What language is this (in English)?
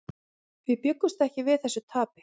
Icelandic